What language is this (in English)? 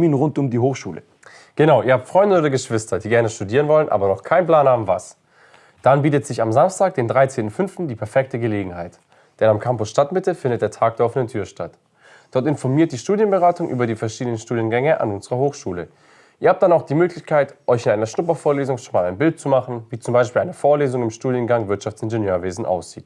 German